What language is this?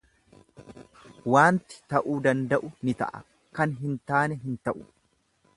Oromo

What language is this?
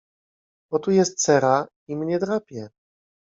Polish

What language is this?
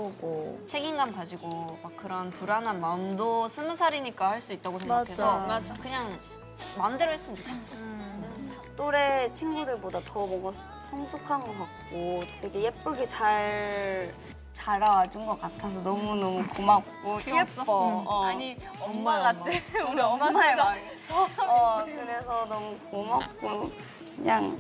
Korean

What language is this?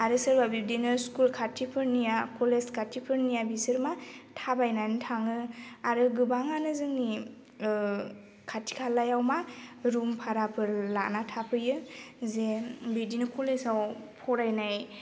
Bodo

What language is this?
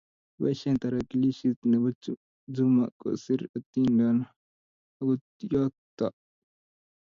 Kalenjin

